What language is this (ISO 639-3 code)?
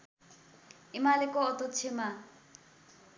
nep